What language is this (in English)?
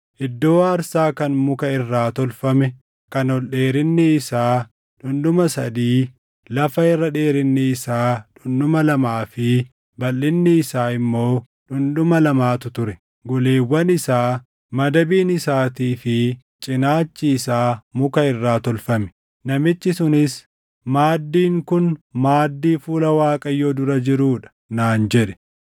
Oromo